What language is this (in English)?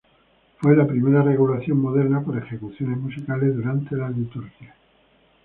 Spanish